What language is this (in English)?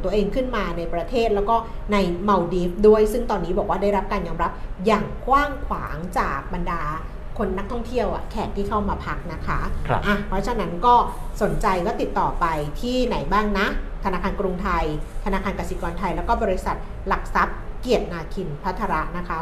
Thai